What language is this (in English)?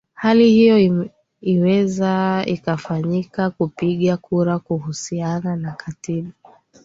Swahili